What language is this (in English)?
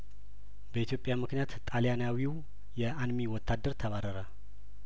Amharic